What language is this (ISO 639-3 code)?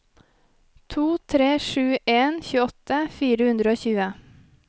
nor